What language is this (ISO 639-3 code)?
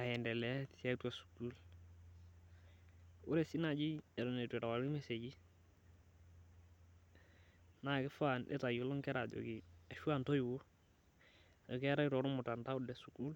mas